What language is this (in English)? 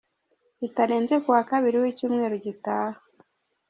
Kinyarwanda